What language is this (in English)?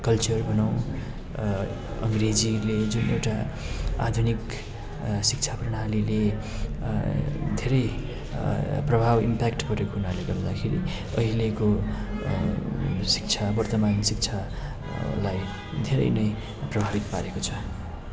Nepali